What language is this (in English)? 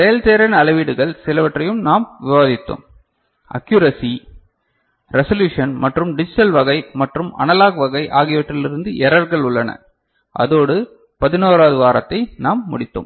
Tamil